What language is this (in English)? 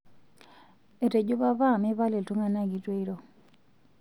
Masai